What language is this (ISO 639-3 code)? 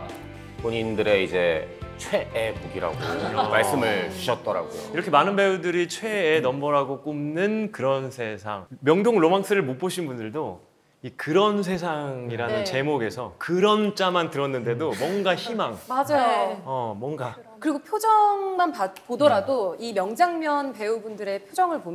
kor